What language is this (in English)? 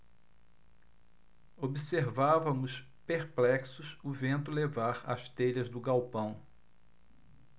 Portuguese